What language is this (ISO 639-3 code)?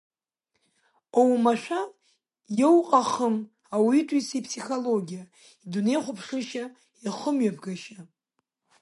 abk